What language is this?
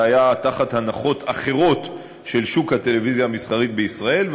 Hebrew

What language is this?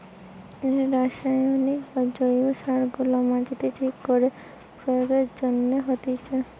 Bangla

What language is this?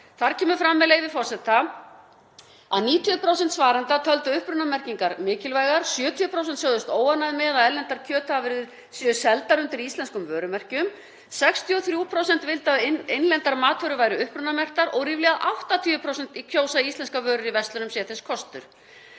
Icelandic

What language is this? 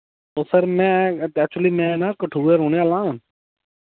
Dogri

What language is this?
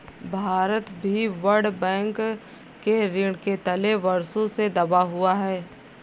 Hindi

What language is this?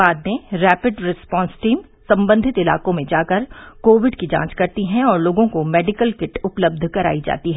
Hindi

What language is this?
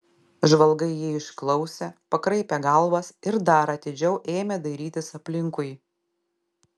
Lithuanian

